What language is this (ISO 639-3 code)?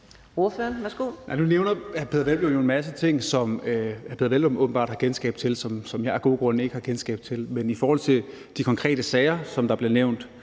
dan